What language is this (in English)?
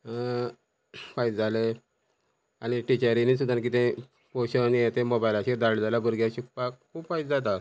Konkani